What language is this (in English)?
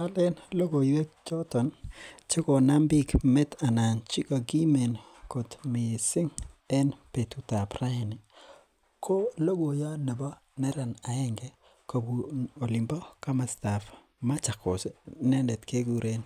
Kalenjin